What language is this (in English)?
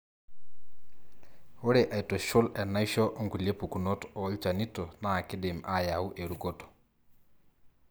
Masai